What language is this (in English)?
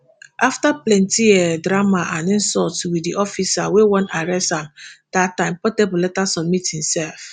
Nigerian Pidgin